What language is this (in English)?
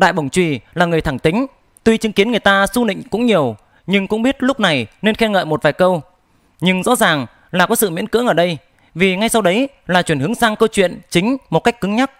Vietnamese